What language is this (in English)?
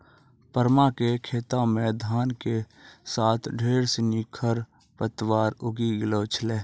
Maithili